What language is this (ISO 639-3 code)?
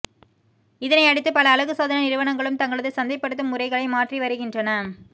tam